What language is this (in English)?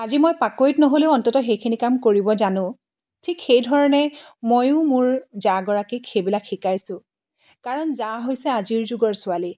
Assamese